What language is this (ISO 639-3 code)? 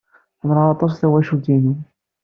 kab